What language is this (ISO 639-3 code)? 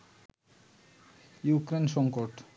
ben